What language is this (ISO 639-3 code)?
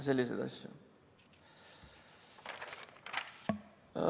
est